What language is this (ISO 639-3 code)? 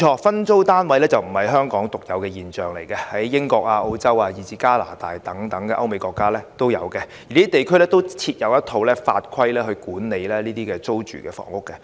yue